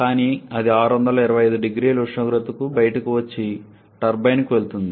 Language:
Telugu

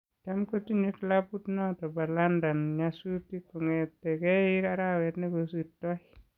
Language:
Kalenjin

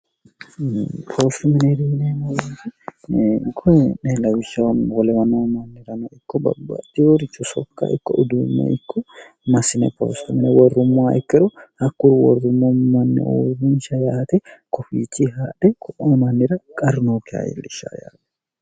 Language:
Sidamo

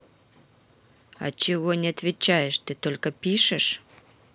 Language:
Russian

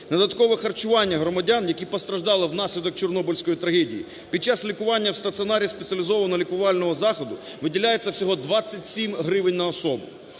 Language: Ukrainian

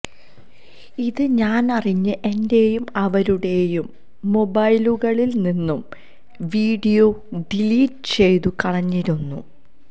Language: Malayalam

